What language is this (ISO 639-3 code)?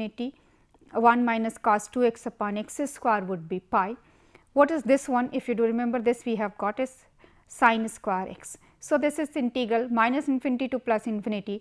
eng